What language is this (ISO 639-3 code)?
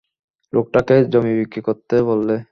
ben